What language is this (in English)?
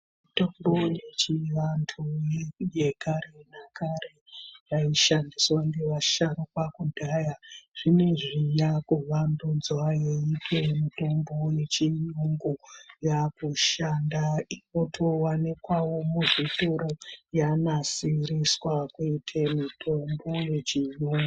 Ndau